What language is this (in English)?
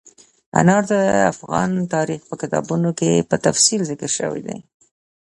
Pashto